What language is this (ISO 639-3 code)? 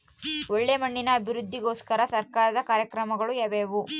kan